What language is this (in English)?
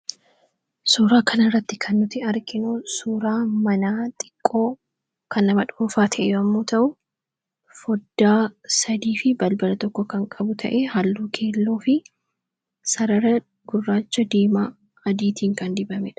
Oromo